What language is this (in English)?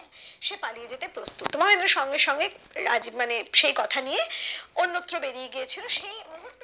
Bangla